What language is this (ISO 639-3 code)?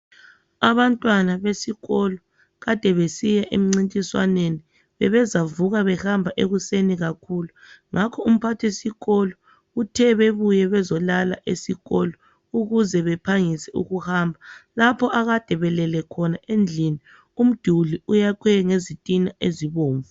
nde